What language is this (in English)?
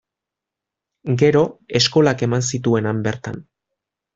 Basque